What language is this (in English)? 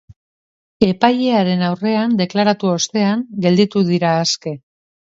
Basque